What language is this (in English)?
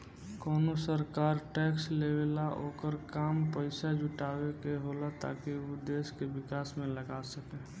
Bhojpuri